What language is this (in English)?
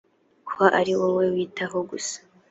Kinyarwanda